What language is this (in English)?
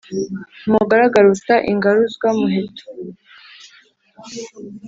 Kinyarwanda